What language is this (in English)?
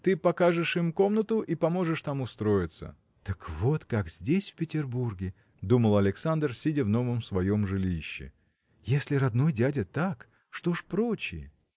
Russian